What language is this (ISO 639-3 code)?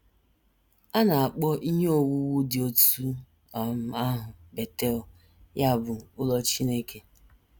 ibo